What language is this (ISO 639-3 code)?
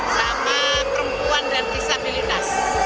ind